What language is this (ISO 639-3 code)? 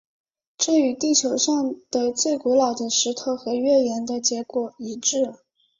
zho